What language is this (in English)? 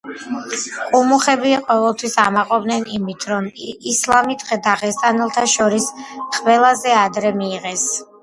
Georgian